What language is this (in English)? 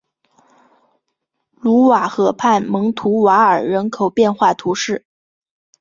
Chinese